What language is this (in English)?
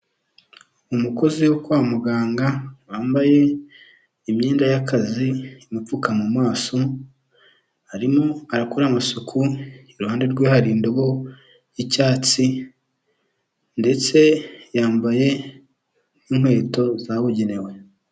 Kinyarwanda